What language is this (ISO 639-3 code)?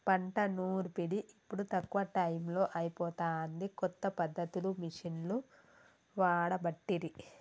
tel